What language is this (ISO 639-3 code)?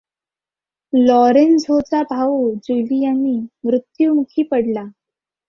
mar